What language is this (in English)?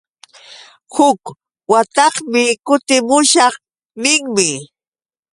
Yauyos Quechua